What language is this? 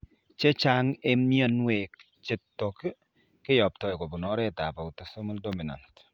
Kalenjin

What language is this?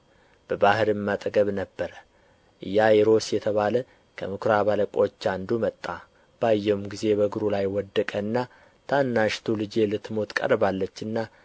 Amharic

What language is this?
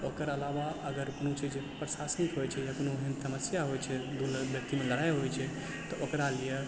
Maithili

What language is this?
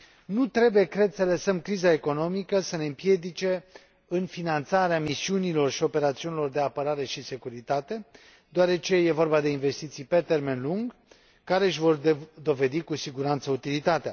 Romanian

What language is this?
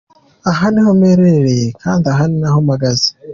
Kinyarwanda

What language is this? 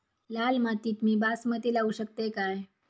Marathi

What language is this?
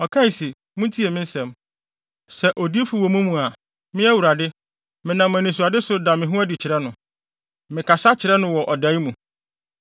Akan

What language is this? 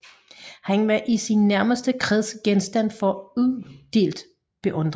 Danish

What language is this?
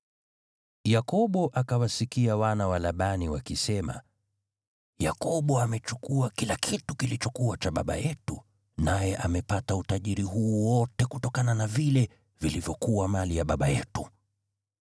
Swahili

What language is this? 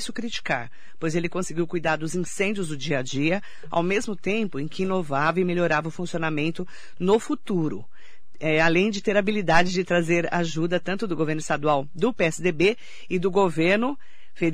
Portuguese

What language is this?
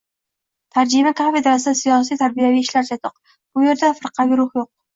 Uzbek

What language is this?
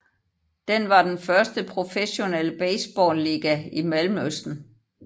Danish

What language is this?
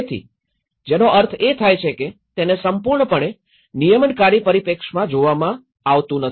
Gujarati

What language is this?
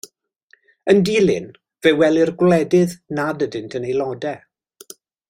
Welsh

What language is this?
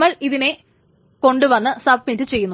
Malayalam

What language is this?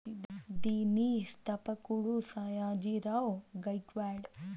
Telugu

